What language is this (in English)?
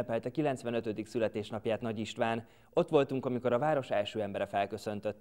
Hungarian